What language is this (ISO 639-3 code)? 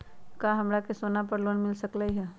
mag